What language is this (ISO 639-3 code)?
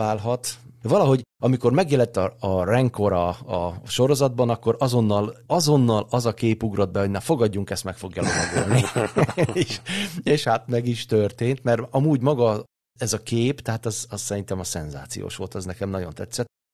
hun